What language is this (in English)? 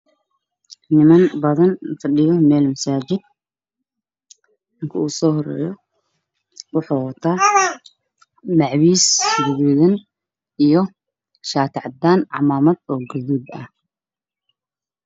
Somali